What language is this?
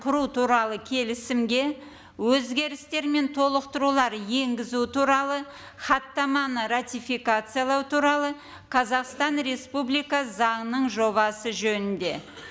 Kazakh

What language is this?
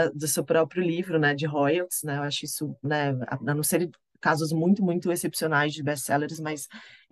Portuguese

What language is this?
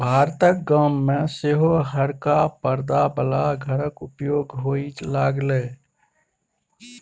Maithili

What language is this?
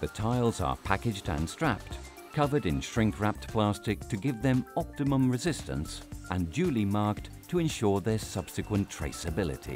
English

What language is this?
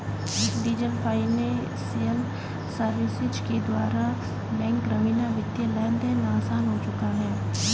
Hindi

